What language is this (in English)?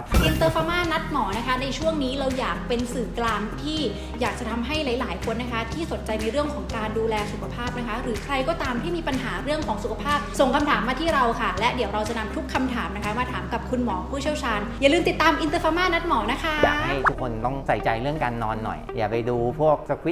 Thai